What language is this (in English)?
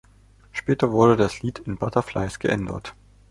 German